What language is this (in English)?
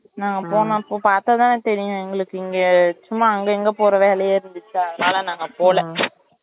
Tamil